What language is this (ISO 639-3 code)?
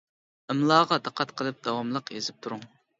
uig